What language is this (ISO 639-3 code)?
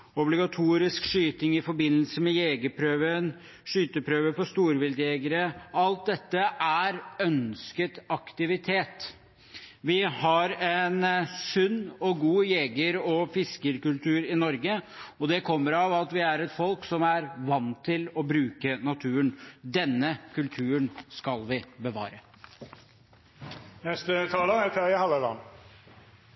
nob